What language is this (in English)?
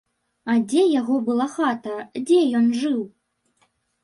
Belarusian